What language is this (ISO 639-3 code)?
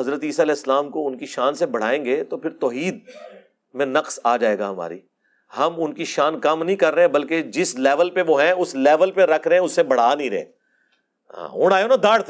urd